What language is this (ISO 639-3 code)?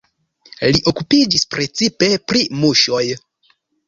epo